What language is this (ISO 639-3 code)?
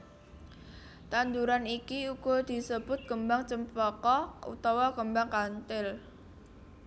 jav